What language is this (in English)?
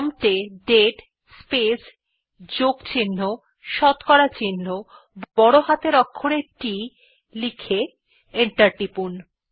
Bangla